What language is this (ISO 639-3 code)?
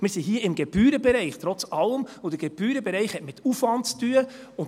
gsw